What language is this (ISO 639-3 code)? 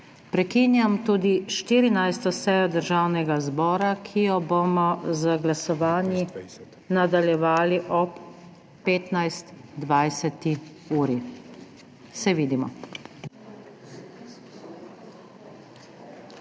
slv